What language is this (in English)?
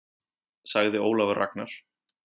Icelandic